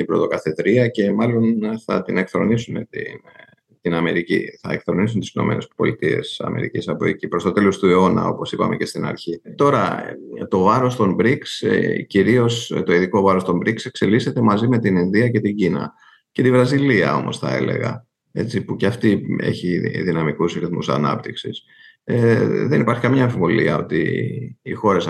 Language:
Greek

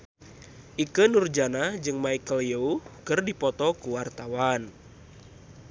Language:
Sundanese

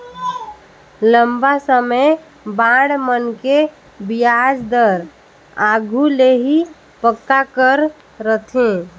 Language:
Chhattisgarhi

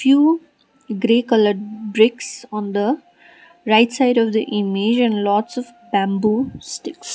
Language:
English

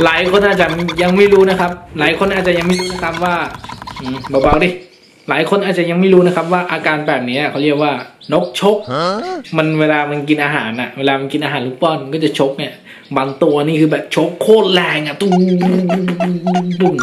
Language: Thai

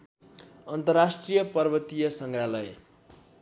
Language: Nepali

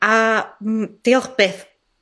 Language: Welsh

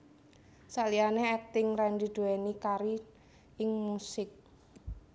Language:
Javanese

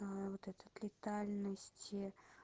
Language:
Russian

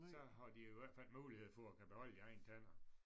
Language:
Danish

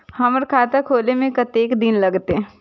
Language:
Maithili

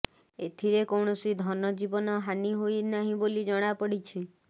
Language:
Odia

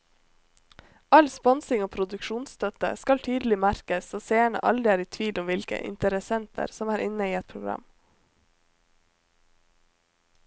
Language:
Norwegian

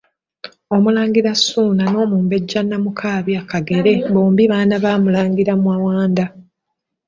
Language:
Ganda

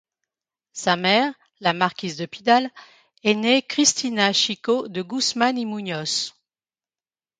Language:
French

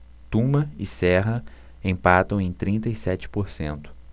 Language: Portuguese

